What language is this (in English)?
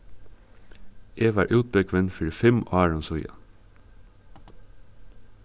Faroese